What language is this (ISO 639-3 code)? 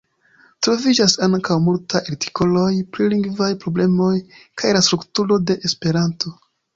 epo